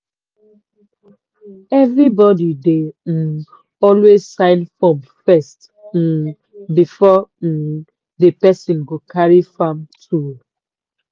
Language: Nigerian Pidgin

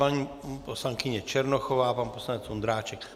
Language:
Czech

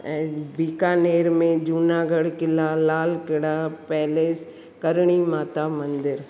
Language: Sindhi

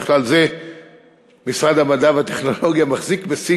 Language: Hebrew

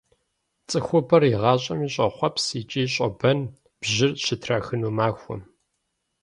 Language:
Kabardian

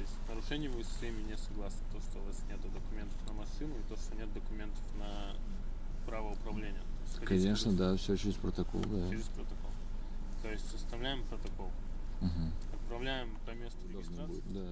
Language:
Russian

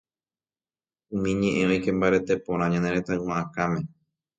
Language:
Guarani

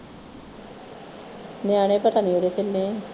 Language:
Punjabi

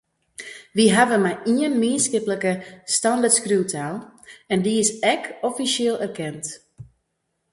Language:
Western Frisian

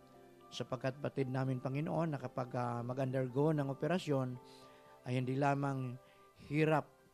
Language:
Filipino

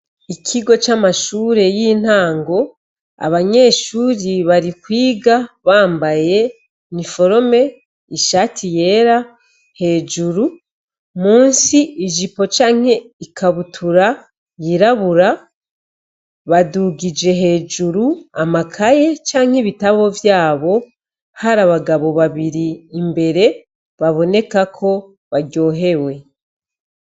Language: Rundi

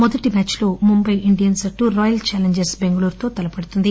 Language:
Telugu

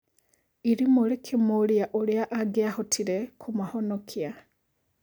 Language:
Kikuyu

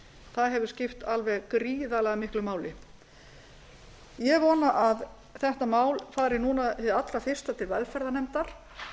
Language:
Icelandic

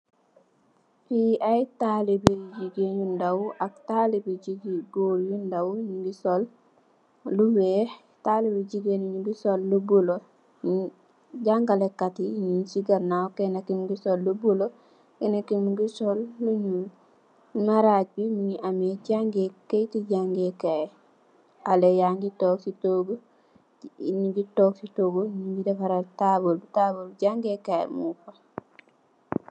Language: Wolof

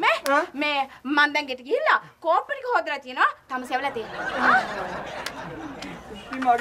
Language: Thai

